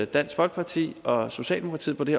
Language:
Danish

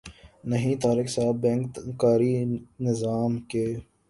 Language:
Urdu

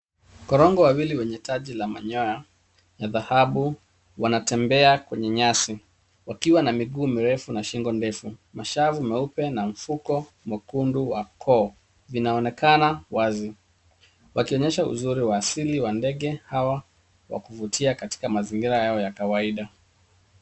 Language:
Swahili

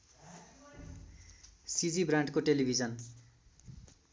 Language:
Nepali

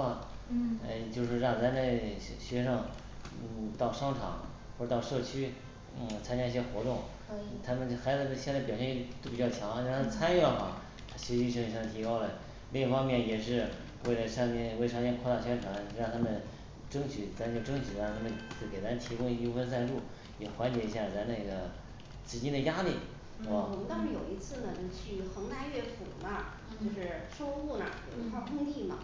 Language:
Chinese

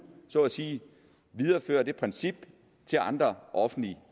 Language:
Danish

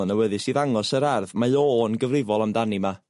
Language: Welsh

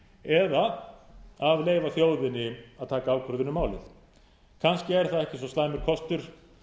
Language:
Icelandic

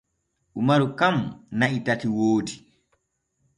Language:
Borgu Fulfulde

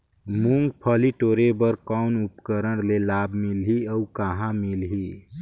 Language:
Chhattisgarhi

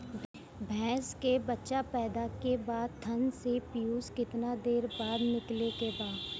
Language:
Bhojpuri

